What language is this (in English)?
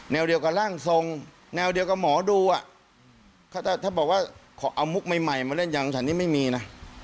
Thai